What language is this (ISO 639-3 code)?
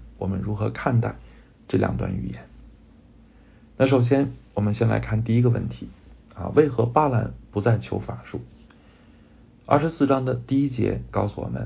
zho